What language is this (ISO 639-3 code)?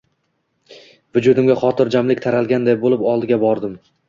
uzb